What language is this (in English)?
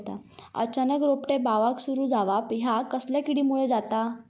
Marathi